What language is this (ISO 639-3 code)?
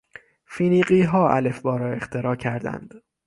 fas